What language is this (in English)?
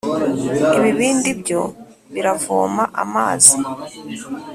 Kinyarwanda